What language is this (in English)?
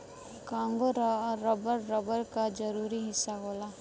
Bhojpuri